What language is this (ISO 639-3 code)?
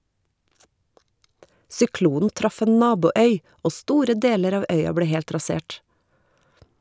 nor